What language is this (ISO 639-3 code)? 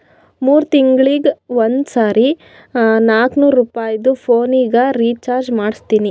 kan